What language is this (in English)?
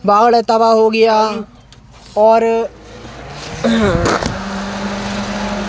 Hindi